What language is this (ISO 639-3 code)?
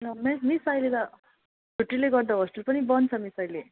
nep